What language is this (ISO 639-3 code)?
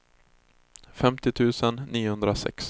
swe